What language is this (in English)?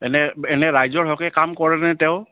Assamese